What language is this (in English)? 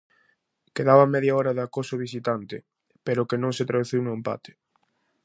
Galician